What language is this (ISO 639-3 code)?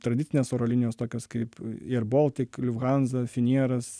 lit